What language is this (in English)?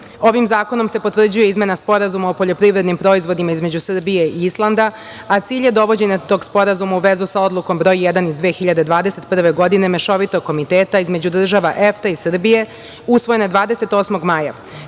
Serbian